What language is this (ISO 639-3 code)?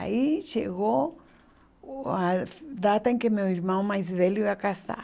por